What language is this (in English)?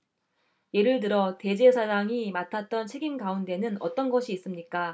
Korean